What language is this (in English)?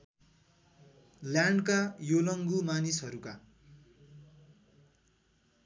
Nepali